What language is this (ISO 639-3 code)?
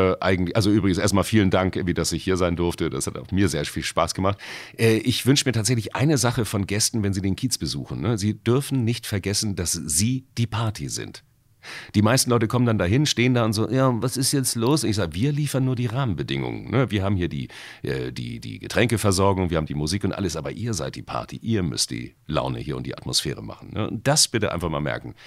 deu